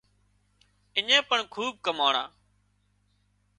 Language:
Wadiyara Koli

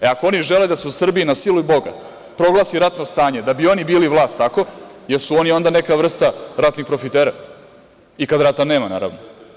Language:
Serbian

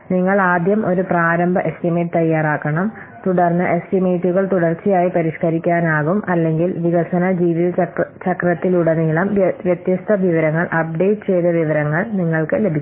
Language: Malayalam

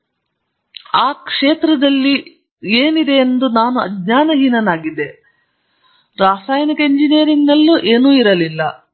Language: Kannada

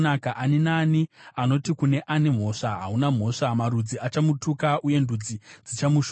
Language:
Shona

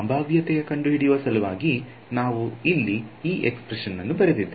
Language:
Kannada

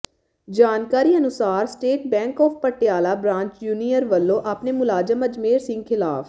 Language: Punjabi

